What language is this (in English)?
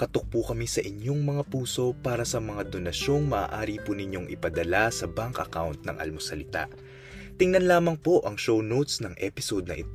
Filipino